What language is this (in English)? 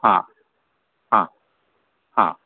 Marathi